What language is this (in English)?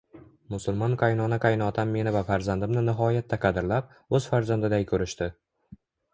Uzbek